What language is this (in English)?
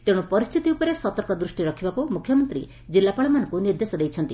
Odia